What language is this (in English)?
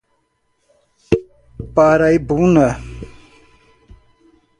Portuguese